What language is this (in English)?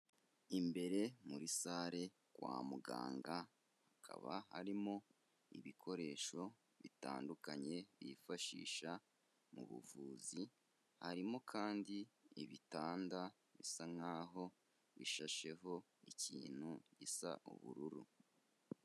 Kinyarwanda